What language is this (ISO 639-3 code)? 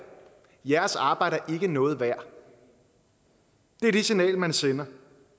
dan